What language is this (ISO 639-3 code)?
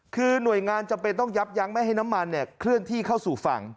tha